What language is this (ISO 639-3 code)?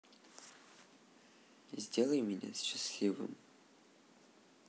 rus